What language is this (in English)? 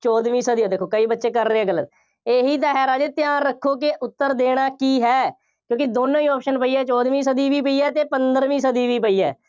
Punjabi